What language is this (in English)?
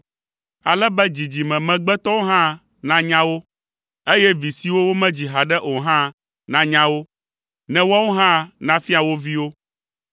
Ewe